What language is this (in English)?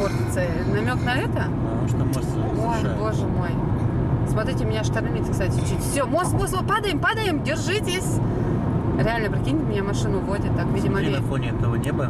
Russian